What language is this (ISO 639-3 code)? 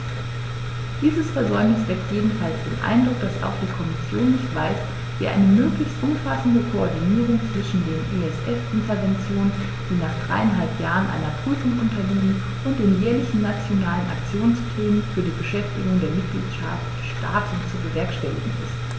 deu